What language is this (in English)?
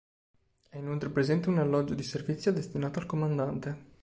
Italian